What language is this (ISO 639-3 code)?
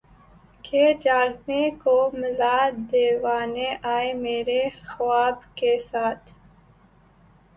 urd